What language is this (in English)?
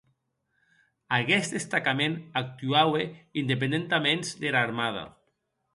Occitan